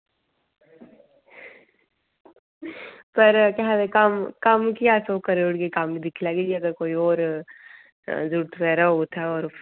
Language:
Dogri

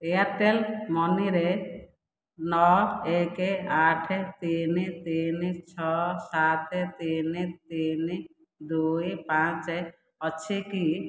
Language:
Odia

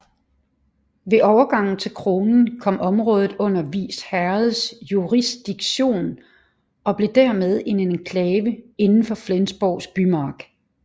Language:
Danish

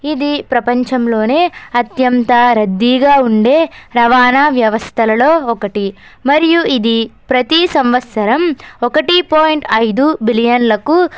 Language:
Telugu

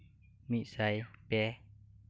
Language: Santali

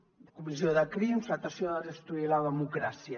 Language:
Catalan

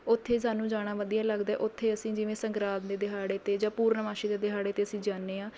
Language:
Punjabi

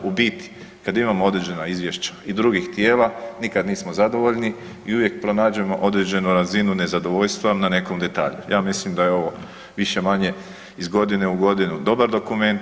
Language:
Croatian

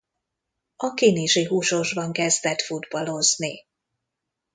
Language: Hungarian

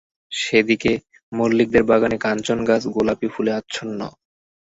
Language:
Bangla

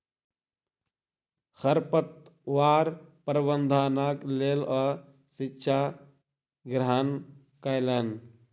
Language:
Maithili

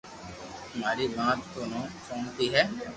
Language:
Loarki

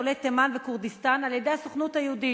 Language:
Hebrew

